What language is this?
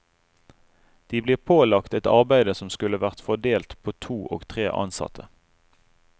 Norwegian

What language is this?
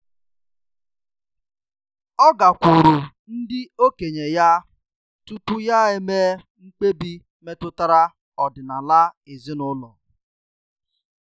Igbo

